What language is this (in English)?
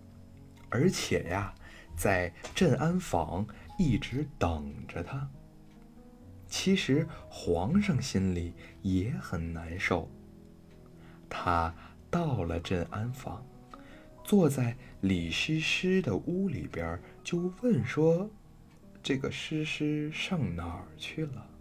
Chinese